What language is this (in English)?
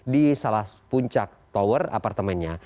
Indonesian